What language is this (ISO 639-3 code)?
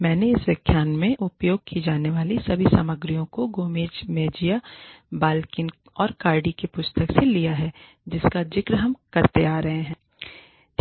hin